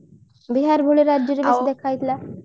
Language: Odia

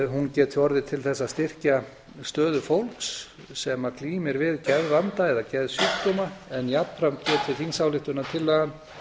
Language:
Icelandic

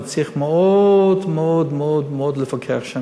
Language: Hebrew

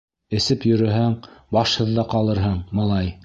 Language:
Bashkir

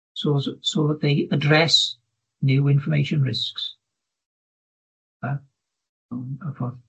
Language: Welsh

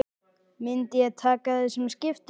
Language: Icelandic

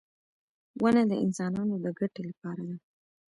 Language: Pashto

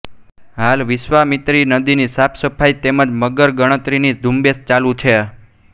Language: Gujarati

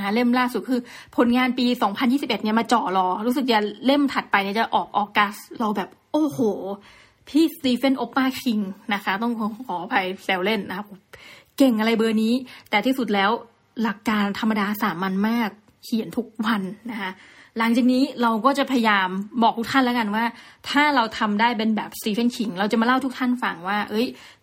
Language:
Thai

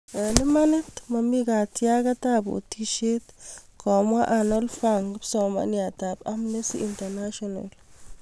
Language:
Kalenjin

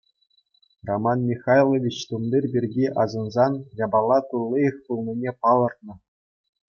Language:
Chuvash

